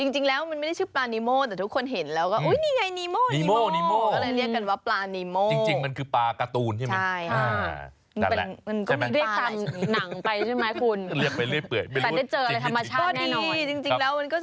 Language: Thai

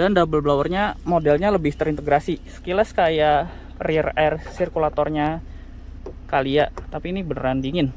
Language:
Indonesian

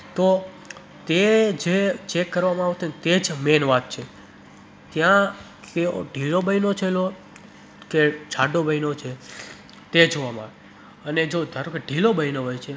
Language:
Gujarati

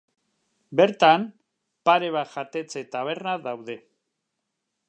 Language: Basque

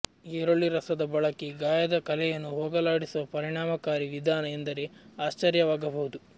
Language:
Kannada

